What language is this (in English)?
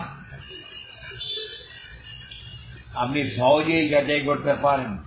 Bangla